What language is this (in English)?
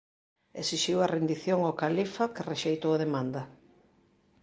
Galician